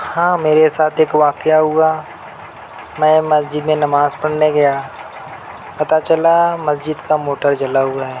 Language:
Urdu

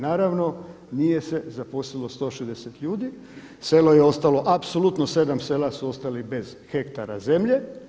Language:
Croatian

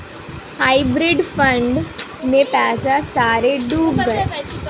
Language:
Hindi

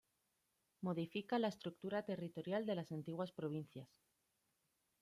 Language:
Spanish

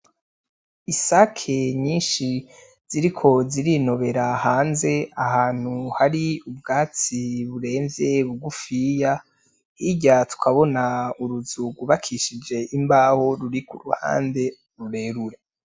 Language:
Rundi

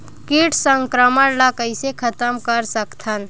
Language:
Chhattisgarhi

